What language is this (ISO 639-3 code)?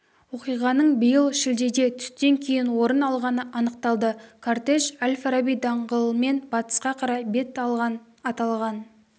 kaz